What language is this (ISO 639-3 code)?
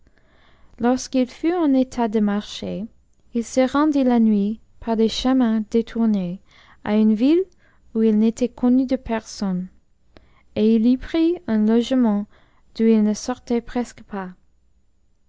fra